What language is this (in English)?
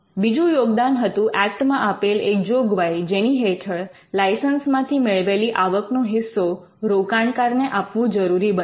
Gujarati